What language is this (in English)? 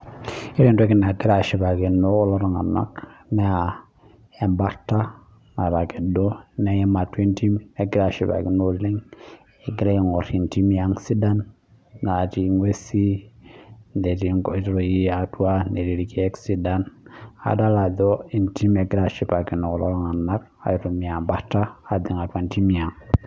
Masai